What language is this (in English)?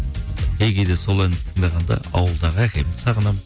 Kazakh